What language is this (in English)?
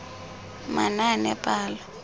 Tswana